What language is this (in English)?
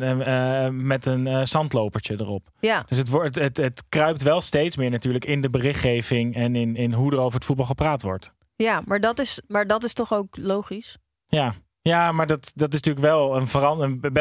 Dutch